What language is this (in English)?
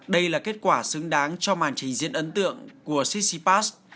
Vietnamese